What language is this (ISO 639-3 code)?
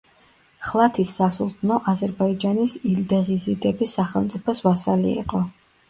kat